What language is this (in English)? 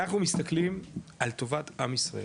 Hebrew